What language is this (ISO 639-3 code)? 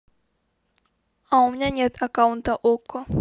rus